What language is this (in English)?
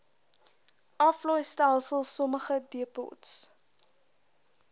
Afrikaans